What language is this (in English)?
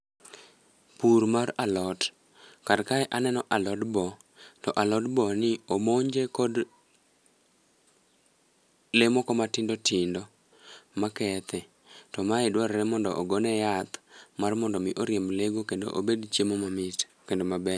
Luo (Kenya and Tanzania)